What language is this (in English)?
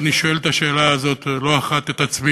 Hebrew